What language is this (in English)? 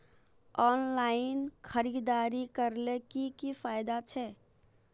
Magahi